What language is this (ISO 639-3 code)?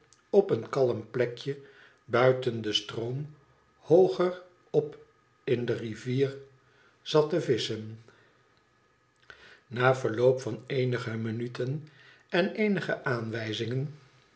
nld